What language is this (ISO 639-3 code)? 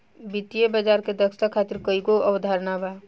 bho